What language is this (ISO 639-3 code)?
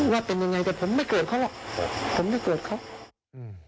tha